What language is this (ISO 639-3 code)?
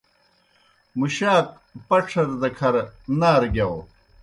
plk